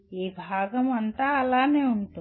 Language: Telugu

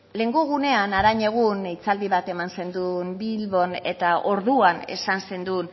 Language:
Basque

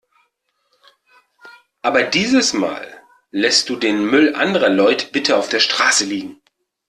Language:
German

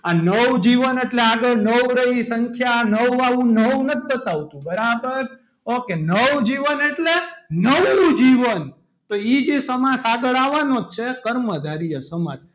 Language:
Gujarati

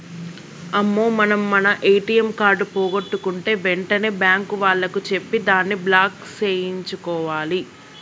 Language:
Telugu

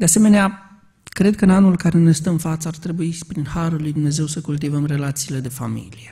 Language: Romanian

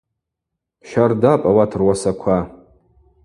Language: Abaza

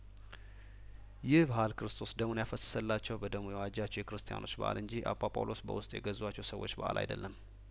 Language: Amharic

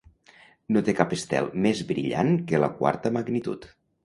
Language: Catalan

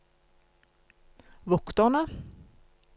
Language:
Norwegian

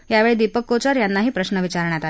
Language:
Marathi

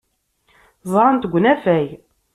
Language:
Kabyle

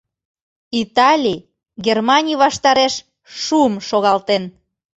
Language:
Mari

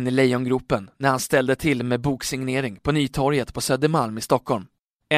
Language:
Swedish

